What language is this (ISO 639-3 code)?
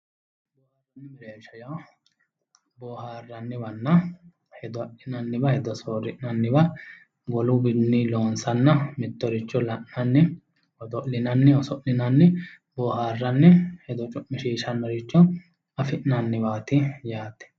sid